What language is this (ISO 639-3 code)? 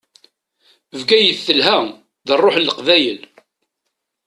kab